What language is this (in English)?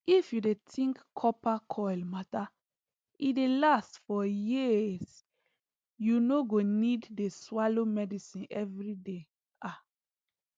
Nigerian Pidgin